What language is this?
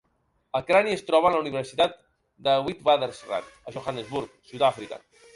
Catalan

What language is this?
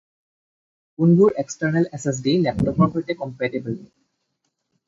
Assamese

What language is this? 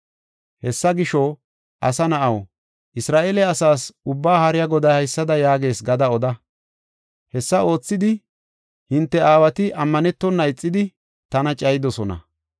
Gofa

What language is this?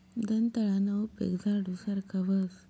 Marathi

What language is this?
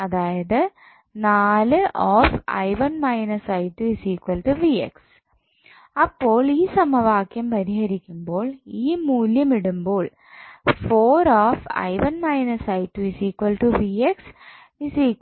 Malayalam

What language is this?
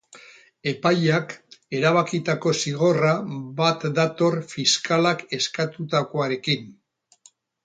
Basque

